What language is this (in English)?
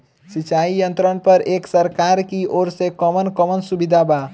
Bhojpuri